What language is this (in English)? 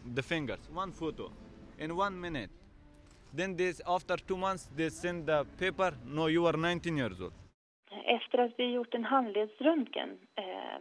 Swedish